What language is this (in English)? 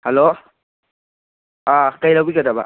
Manipuri